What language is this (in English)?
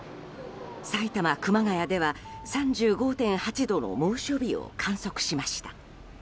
Japanese